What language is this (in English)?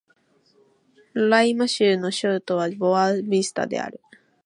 Japanese